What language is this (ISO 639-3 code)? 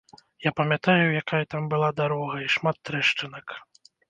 bel